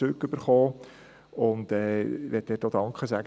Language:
Swiss German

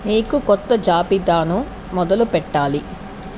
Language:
Telugu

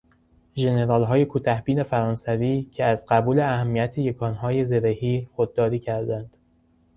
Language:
Persian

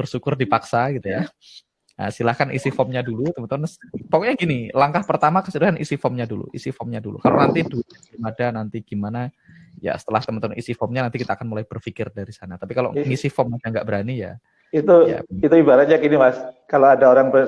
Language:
Indonesian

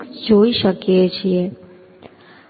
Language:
Gujarati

